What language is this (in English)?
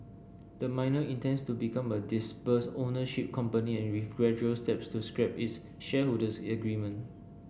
English